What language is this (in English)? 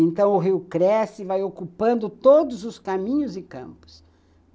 Portuguese